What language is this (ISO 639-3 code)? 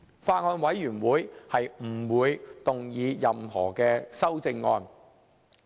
yue